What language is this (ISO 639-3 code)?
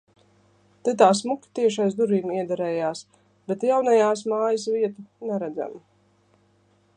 lav